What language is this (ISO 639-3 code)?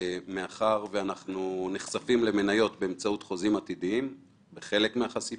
heb